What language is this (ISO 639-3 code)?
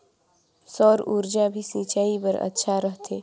hne